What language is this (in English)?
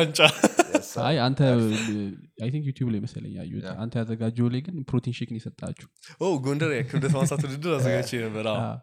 Amharic